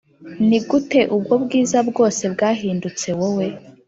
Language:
Kinyarwanda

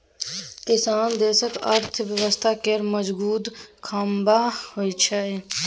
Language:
Maithili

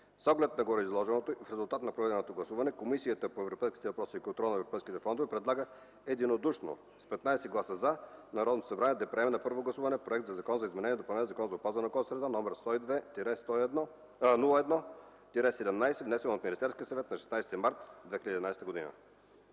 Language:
Bulgarian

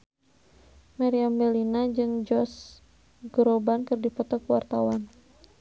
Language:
Sundanese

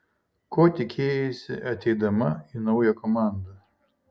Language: Lithuanian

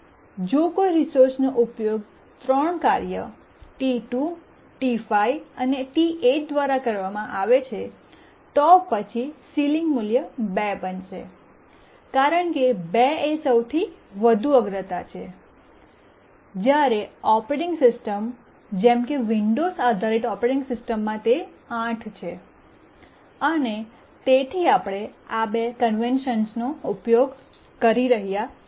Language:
Gujarati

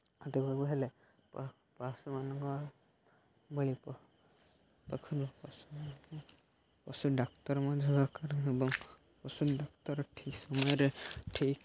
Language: Odia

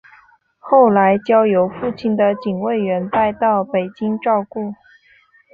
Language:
Chinese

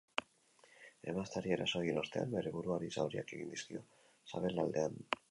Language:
Basque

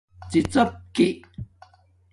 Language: Domaaki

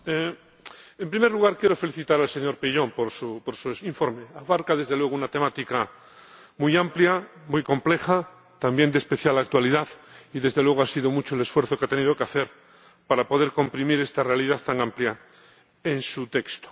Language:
Spanish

